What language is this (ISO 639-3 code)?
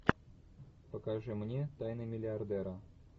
rus